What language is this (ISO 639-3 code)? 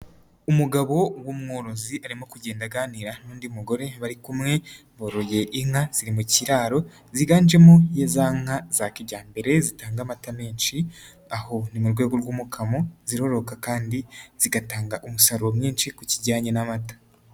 kin